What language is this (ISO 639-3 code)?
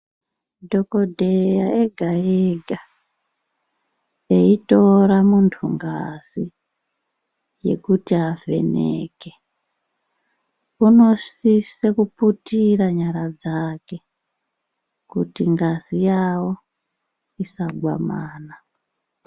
ndc